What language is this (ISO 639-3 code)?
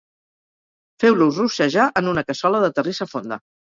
cat